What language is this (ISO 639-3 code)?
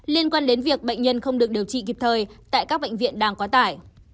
vie